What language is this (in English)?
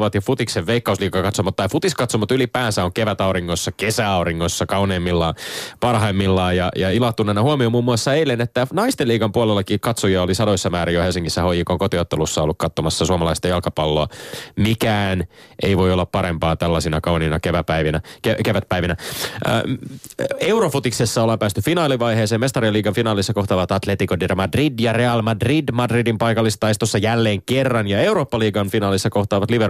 Finnish